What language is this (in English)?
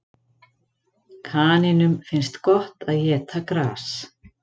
Icelandic